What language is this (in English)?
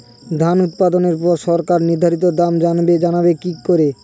Bangla